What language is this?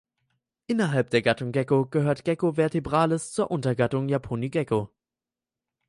German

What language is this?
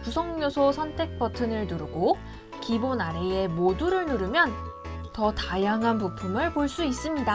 Korean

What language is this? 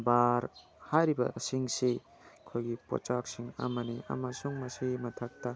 Manipuri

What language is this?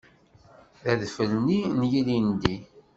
Kabyle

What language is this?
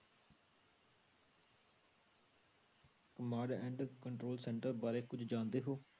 Punjabi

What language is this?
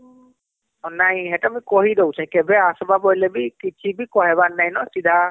Odia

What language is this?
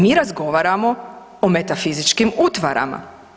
Croatian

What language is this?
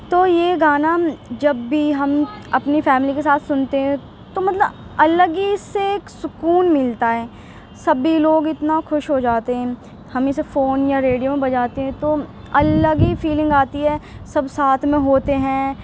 Urdu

